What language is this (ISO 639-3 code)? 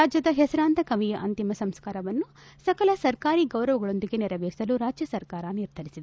kan